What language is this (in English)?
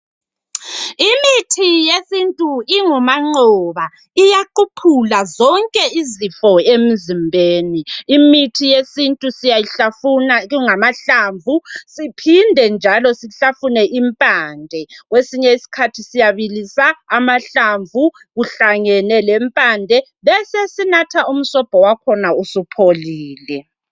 North Ndebele